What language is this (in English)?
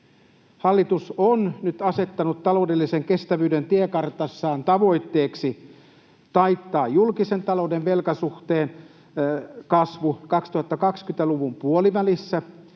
Finnish